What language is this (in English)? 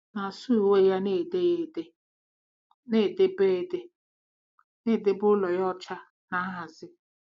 Igbo